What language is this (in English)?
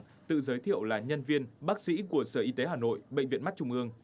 Vietnamese